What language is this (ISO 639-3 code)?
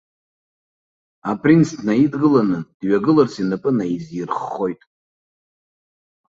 abk